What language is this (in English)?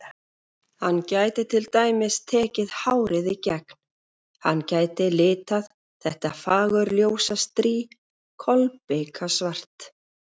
Icelandic